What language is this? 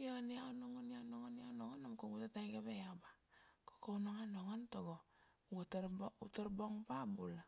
Kuanua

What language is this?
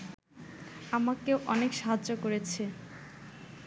Bangla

